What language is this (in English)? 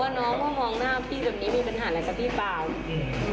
Thai